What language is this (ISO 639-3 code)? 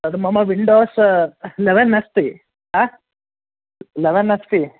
san